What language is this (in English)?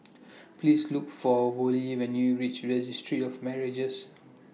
English